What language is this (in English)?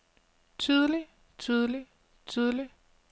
Danish